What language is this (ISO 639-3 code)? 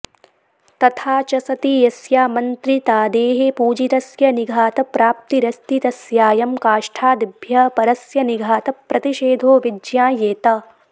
san